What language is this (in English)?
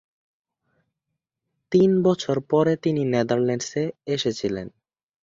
Bangla